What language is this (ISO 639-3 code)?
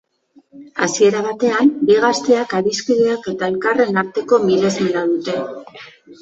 eus